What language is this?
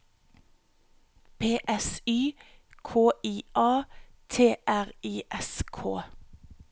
Norwegian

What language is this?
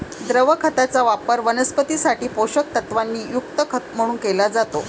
Marathi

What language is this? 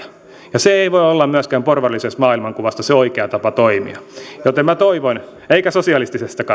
Finnish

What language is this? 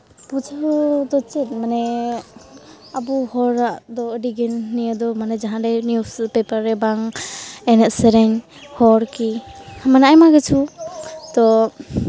Santali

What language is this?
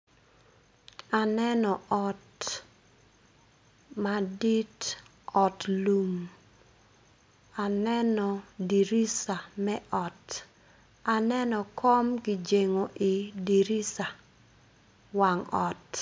Acoli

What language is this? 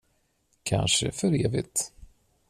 Swedish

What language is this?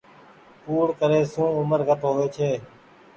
Goaria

